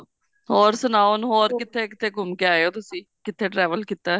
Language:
Punjabi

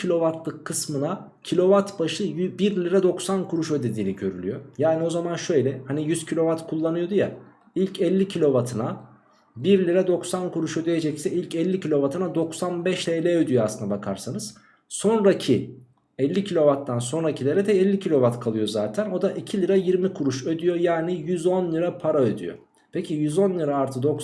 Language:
Turkish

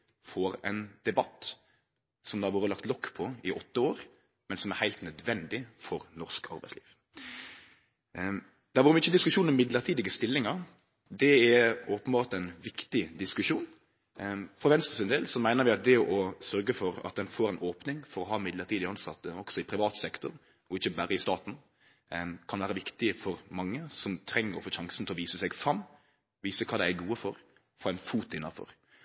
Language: Norwegian Nynorsk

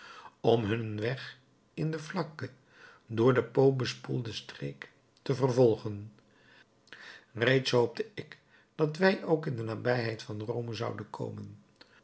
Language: Dutch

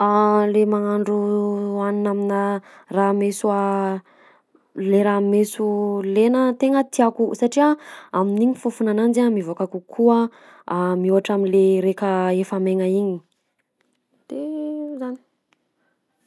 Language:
Southern Betsimisaraka Malagasy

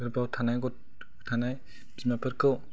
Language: Bodo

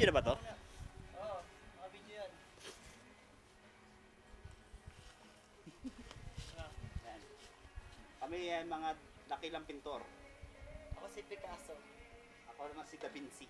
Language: Filipino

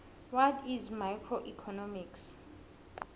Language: South Ndebele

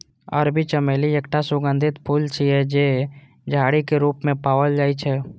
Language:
Maithili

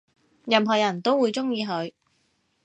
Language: Cantonese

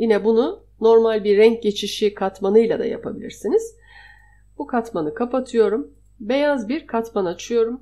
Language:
Turkish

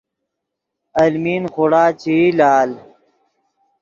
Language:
Yidgha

